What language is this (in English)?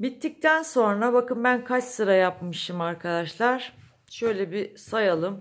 Turkish